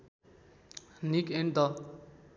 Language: Nepali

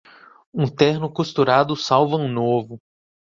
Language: Portuguese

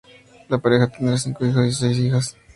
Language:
Spanish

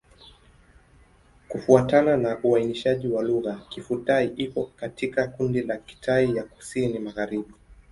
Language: Swahili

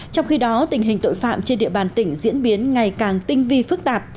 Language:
Vietnamese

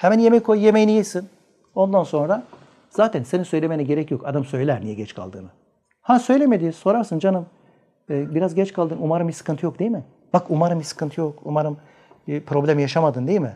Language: Turkish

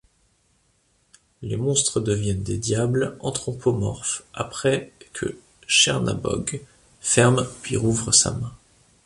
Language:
French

